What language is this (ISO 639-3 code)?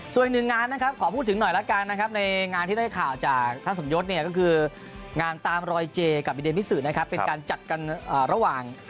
tha